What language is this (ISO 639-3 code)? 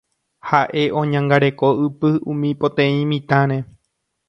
grn